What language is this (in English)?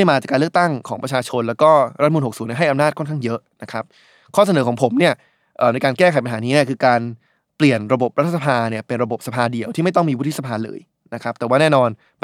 Thai